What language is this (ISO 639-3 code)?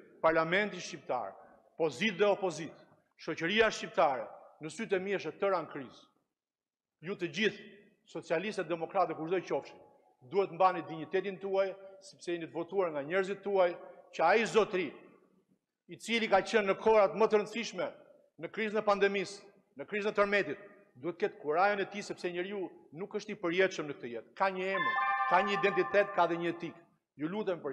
ron